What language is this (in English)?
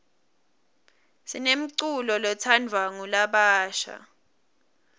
Swati